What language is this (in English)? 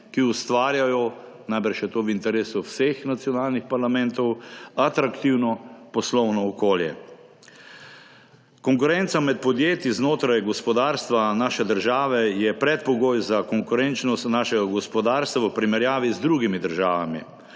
Slovenian